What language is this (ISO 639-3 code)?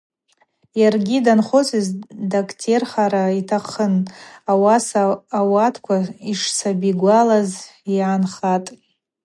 abq